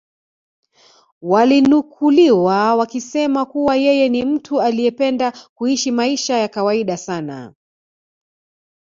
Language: Swahili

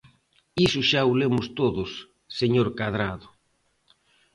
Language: Galician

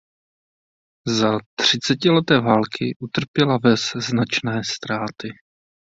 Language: Czech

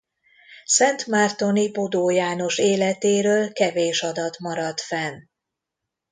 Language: Hungarian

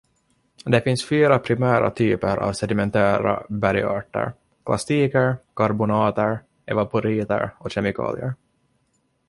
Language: Swedish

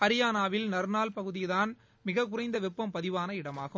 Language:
Tamil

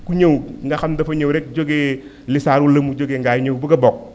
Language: Wolof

